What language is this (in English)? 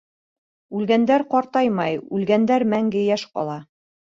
Bashkir